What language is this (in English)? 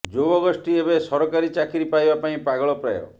Odia